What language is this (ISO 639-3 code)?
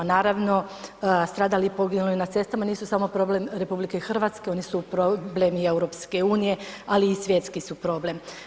hrv